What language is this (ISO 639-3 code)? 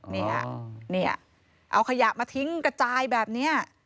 tha